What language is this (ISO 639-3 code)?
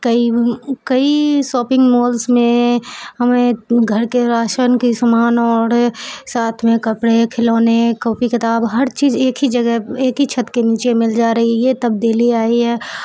urd